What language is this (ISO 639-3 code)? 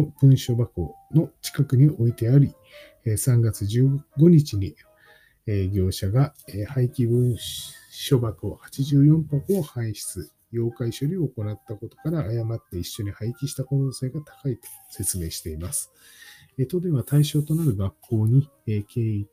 jpn